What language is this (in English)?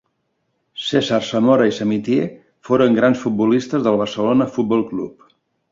Catalan